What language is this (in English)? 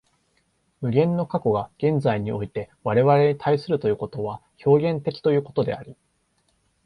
Japanese